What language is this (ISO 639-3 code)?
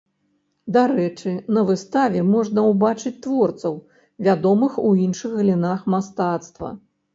bel